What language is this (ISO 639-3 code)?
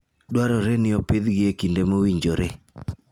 luo